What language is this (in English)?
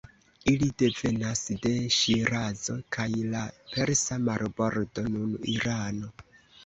Esperanto